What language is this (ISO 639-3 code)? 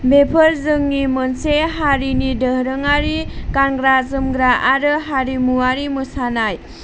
brx